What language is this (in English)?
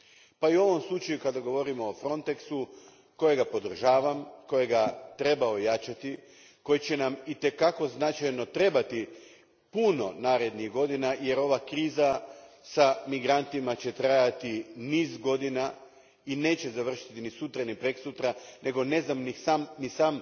Croatian